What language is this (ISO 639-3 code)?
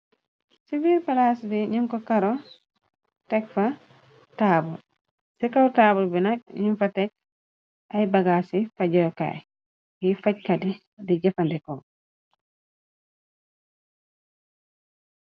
wol